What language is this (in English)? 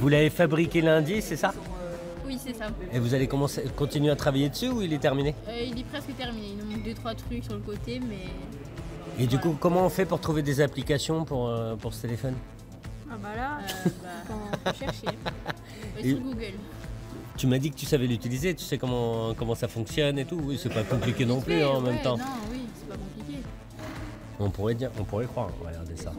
French